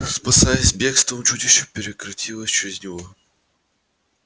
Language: Russian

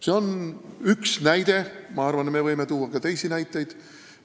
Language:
Estonian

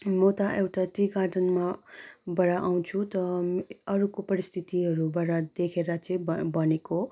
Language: Nepali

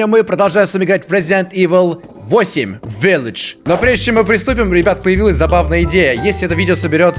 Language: Russian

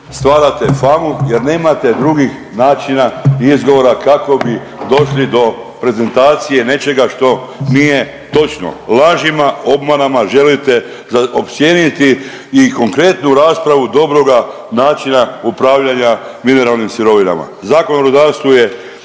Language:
Croatian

